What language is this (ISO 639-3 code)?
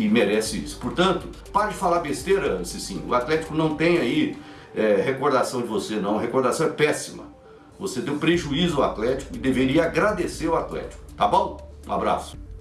por